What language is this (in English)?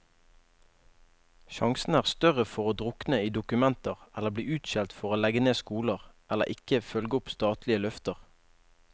Norwegian